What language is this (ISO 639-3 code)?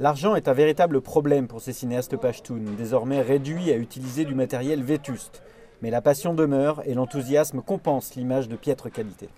fra